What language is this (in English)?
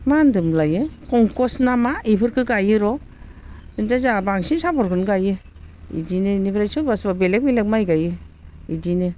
Bodo